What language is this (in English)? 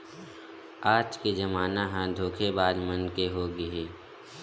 Chhattisgarhi